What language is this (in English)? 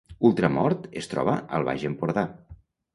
Catalan